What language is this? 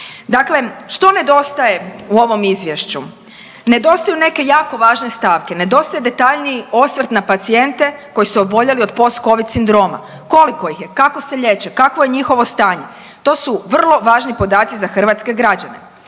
Croatian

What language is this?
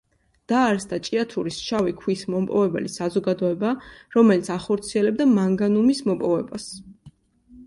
Georgian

